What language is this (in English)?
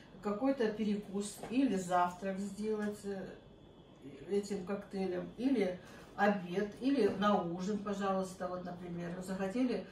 Russian